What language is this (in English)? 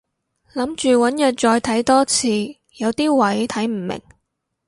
Cantonese